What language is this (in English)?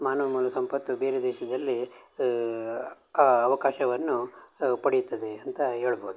Kannada